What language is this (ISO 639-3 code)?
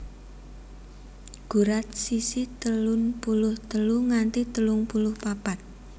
jav